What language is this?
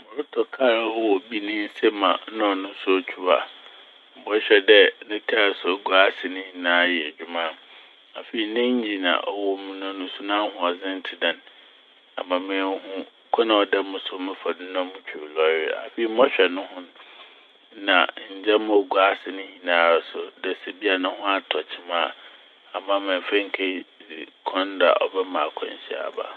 Akan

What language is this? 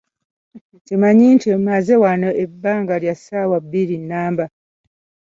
Ganda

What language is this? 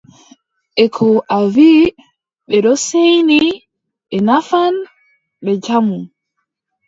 Adamawa Fulfulde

